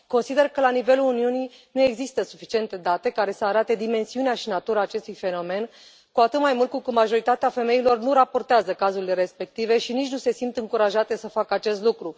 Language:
Romanian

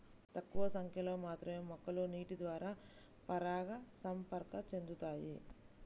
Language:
Telugu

